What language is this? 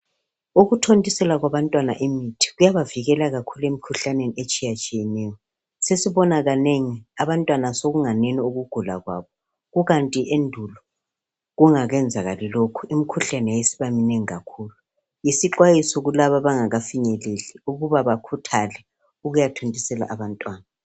North Ndebele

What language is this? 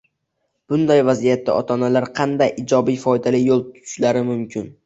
Uzbek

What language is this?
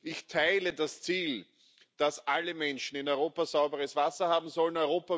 German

